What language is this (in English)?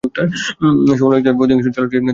Bangla